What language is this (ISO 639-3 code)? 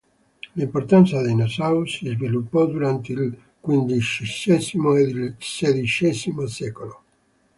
ita